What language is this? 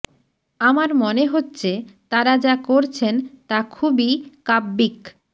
Bangla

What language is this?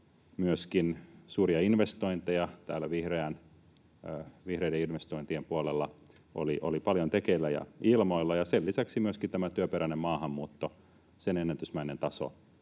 Finnish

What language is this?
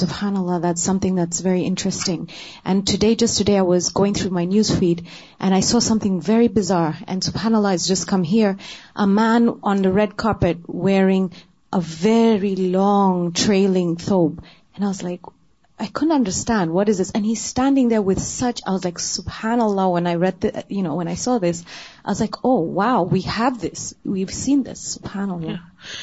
Urdu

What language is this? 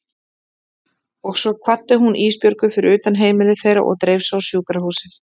Icelandic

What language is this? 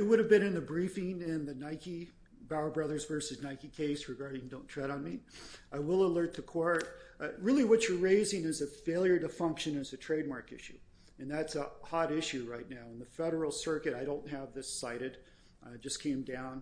English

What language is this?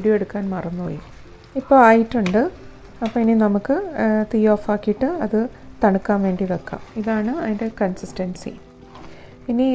English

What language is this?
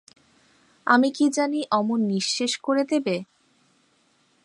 Bangla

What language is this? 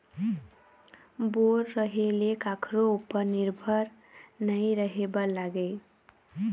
Chhattisgarhi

